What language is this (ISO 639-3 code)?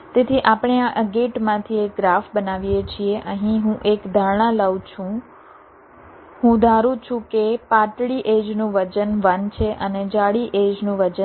guj